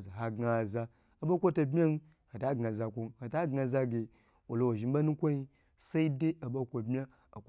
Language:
Gbagyi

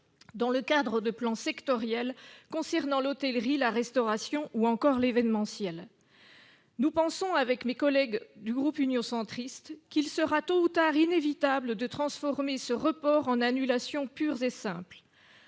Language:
French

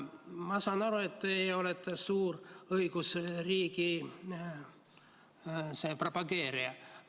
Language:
Estonian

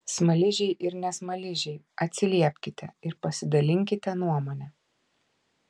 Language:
Lithuanian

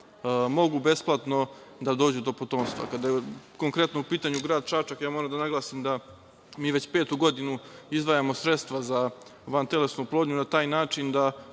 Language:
Serbian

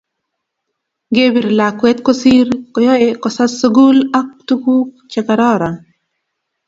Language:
Kalenjin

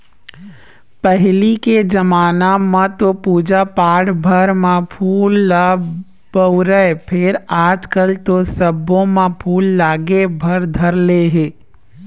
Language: Chhattisgarhi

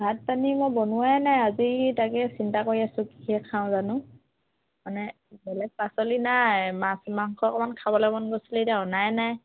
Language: Assamese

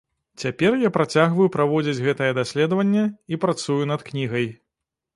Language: Belarusian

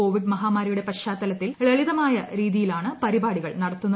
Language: Malayalam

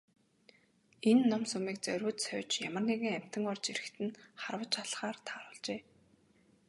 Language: Mongolian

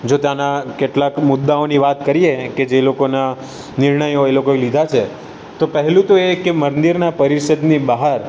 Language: Gujarati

